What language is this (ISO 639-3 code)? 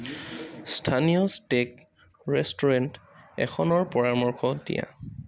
asm